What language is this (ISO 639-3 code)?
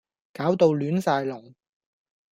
yue